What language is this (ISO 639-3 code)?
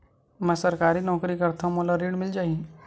hne